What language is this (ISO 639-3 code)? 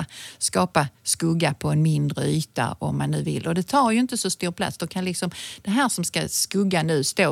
swe